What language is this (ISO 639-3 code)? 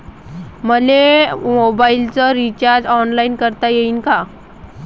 mar